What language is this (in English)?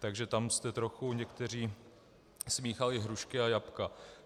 Czech